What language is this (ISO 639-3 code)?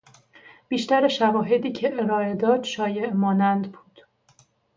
fas